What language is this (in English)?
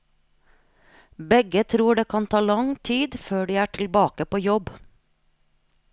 Norwegian